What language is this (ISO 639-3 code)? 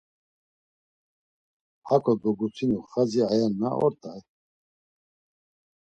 lzz